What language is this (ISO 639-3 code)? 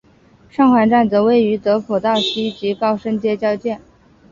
zho